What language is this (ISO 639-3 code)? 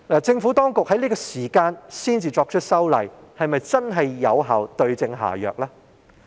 yue